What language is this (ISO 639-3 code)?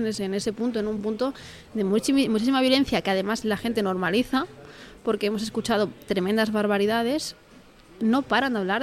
spa